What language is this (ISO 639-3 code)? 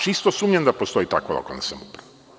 srp